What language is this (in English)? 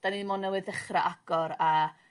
Welsh